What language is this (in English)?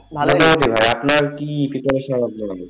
Bangla